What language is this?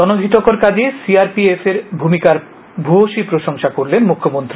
Bangla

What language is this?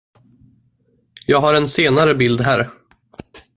Swedish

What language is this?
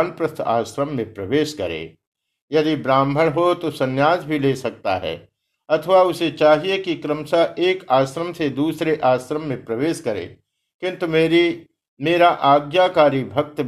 Hindi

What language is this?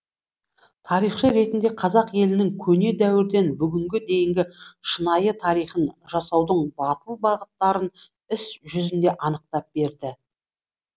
Kazakh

